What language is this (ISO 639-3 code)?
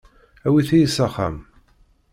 kab